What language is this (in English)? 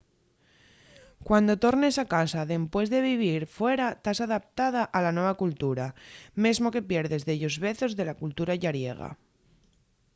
Asturian